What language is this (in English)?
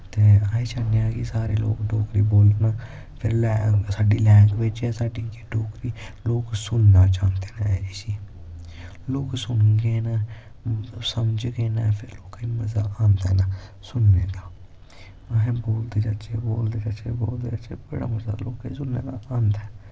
Dogri